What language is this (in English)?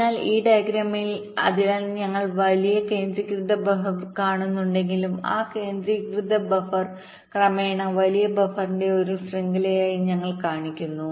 Malayalam